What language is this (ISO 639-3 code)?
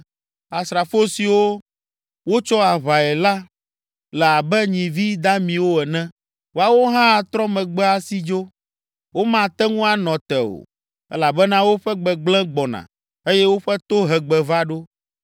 ewe